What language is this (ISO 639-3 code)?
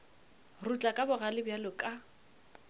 nso